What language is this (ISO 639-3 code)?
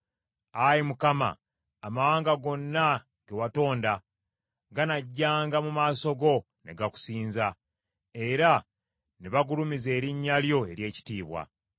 lug